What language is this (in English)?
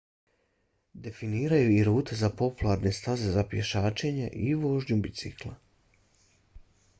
Bosnian